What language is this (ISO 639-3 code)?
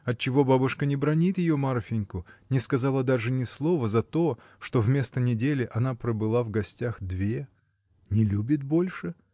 rus